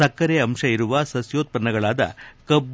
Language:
Kannada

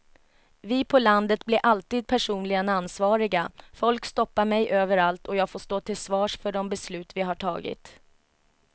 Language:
Swedish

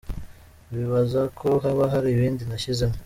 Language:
Kinyarwanda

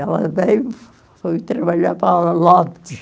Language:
Portuguese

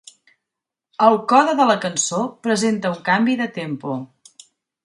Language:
Catalan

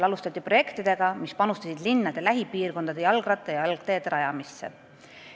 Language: Estonian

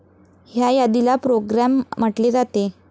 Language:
Marathi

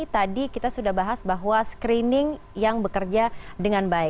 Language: Indonesian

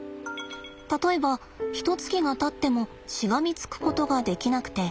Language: Japanese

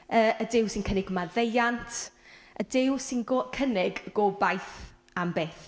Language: Welsh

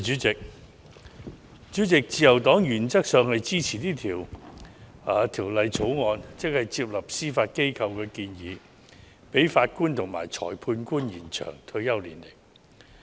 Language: Cantonese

